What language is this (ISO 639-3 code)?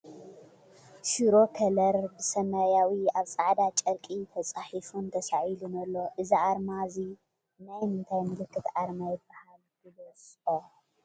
tir